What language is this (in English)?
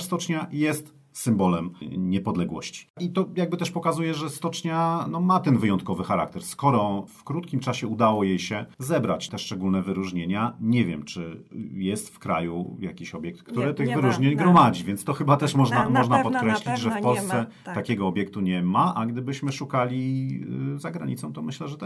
Polish